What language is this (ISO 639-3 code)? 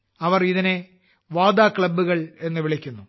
mal